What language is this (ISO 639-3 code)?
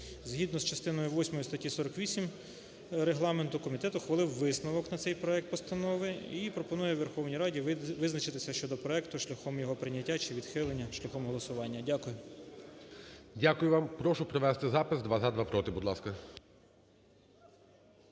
ukr